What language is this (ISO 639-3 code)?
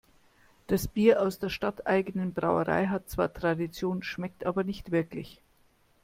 deu